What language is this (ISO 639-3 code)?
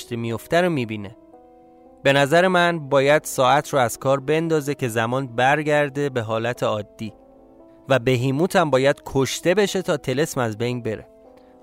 fas